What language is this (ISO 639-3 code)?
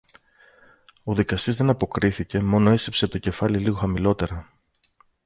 ell